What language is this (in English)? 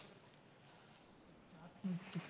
Gujarati